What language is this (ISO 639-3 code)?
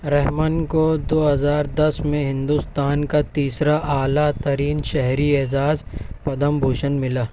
urd